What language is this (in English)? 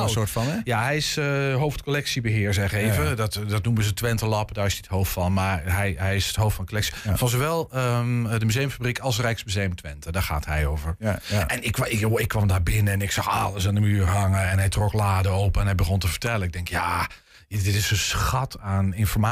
Dutch